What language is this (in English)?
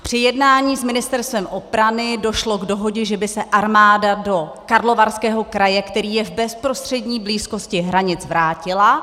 Czech